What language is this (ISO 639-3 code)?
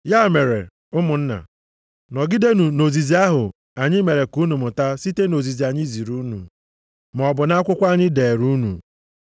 ibo